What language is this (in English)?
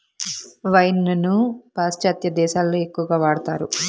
Telugu